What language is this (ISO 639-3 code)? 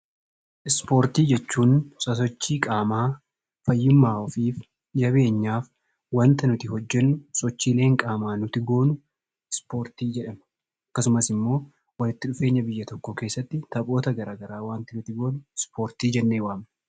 orm